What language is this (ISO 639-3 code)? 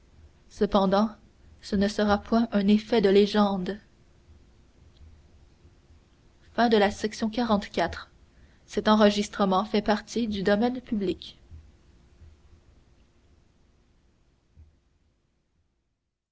fra